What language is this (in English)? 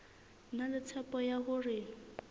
Southern Sotho